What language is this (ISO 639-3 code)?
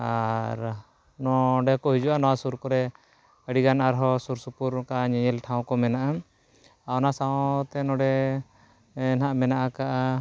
sat